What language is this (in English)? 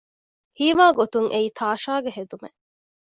Divehi